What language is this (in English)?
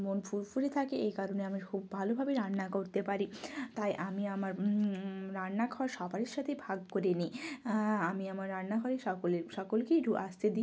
Bangla